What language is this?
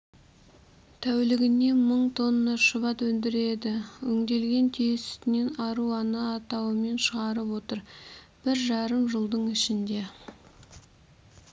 Kazakh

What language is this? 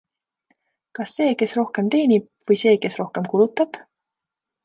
Estonian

